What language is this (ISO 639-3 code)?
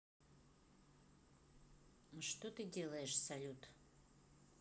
rus